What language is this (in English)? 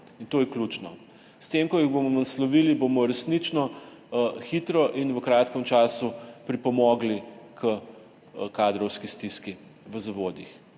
Slovenian